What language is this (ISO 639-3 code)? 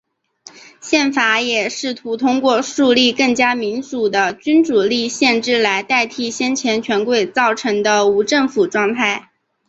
zho